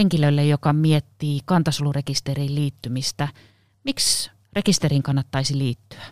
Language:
Finnish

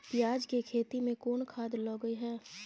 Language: Maithili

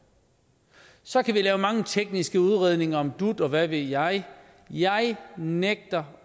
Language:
Danish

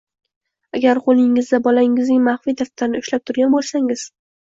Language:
Uzbek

